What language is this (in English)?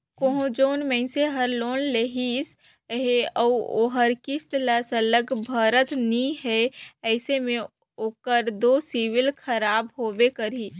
Chhattisgarhi